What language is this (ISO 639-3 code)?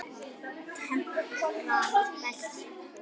isl